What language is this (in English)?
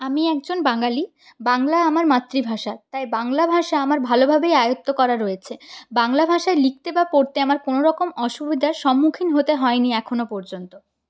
Bangla